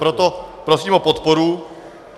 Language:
Czech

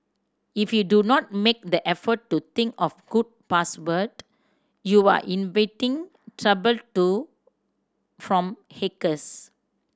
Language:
English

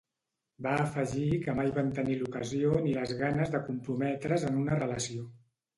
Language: Catalan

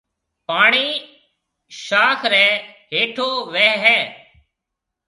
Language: Marwari (Pakistan)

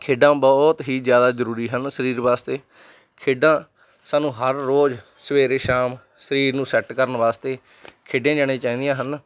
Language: Punjabi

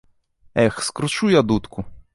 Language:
Belarusian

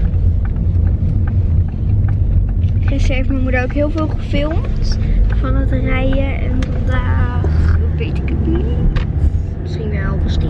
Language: Dutch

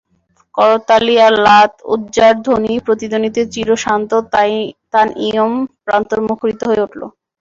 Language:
Bangla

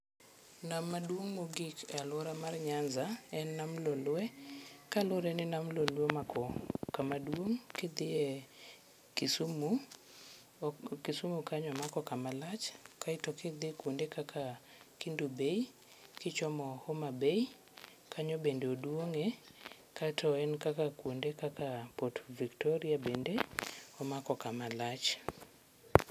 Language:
Luo (Kenya and Tanzania)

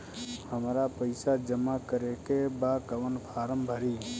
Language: Bhojpuri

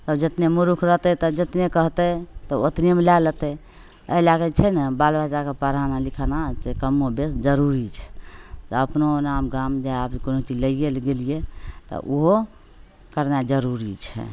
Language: Maithili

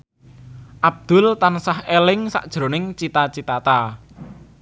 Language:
Javanese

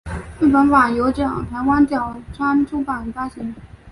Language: Chinese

